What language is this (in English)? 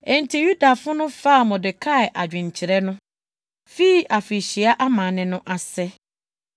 Akan